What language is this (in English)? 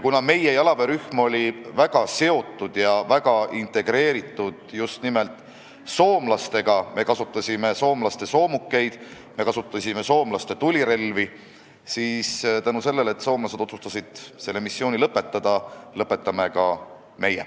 Estonian